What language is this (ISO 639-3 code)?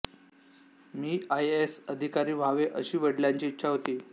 mar